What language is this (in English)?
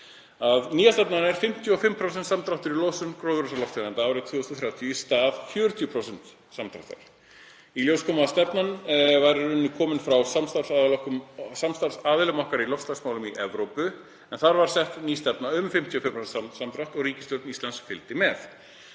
Icelandic